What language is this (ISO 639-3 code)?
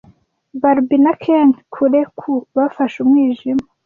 kin